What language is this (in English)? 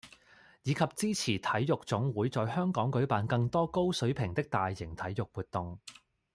Cantonese